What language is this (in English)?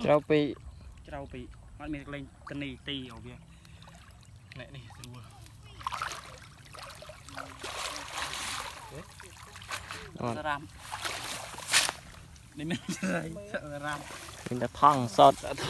Vietnamese